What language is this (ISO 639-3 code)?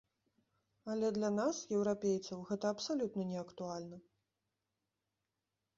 bel